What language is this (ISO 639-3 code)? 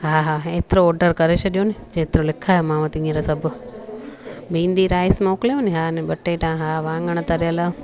snd